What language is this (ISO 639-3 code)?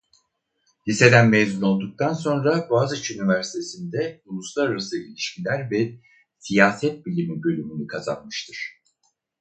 tur